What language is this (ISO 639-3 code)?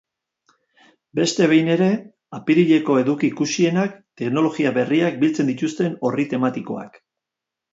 eus